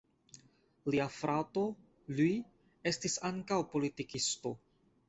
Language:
Esperanto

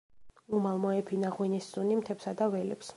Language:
Georgian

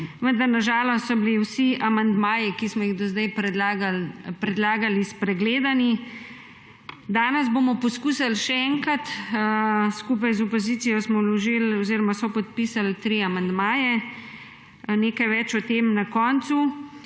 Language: Slovenian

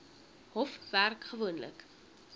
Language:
Afrikaans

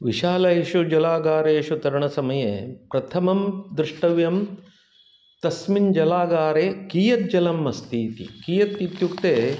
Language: Sanskrit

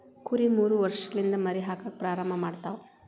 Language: Kannada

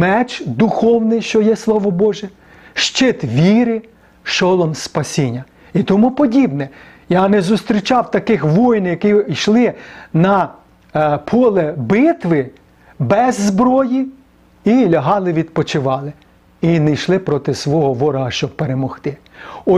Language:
Ukrainian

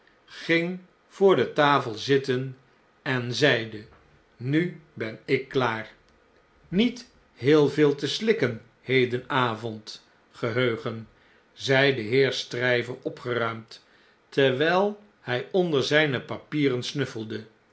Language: Dutch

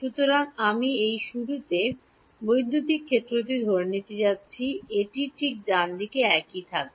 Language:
Bangla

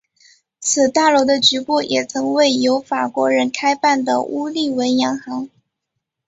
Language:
Chinese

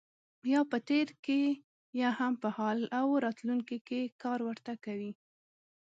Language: Pashto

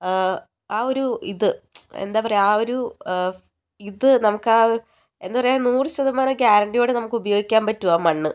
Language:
Malayalam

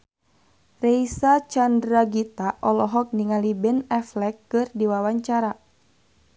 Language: Sundanese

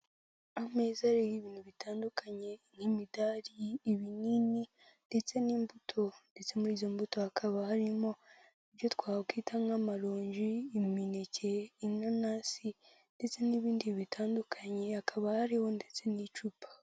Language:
Kinyarwanda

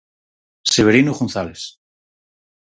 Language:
Galician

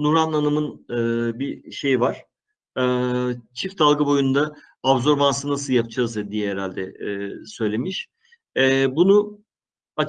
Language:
Turkish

